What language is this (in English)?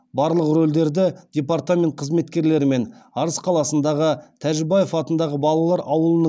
Kazakh